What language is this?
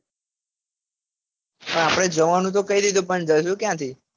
Gujarati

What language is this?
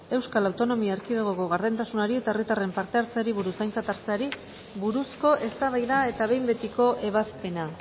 Basque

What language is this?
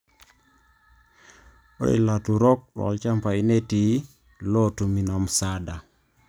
Masai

